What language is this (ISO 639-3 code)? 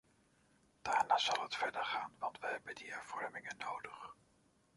nld